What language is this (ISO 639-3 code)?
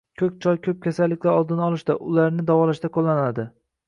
uzb